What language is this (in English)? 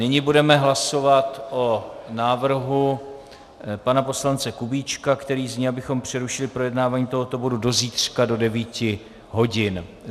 Czech